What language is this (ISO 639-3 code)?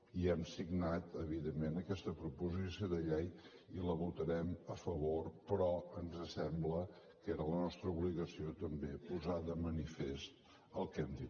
cat